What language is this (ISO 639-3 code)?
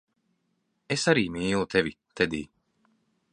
lav